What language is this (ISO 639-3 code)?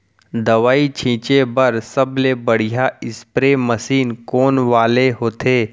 hne